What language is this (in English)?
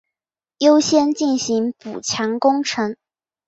Chinese